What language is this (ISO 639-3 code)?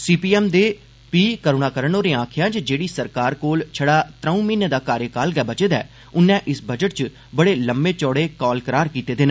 doi